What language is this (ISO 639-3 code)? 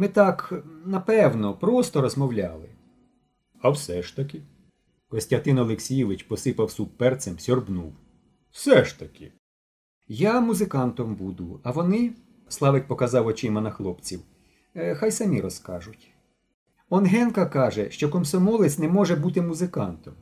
ukr